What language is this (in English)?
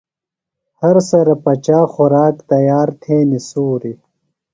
Phalura